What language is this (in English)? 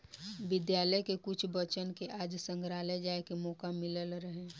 Bhojpuri